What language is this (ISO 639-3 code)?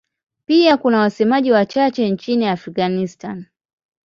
swa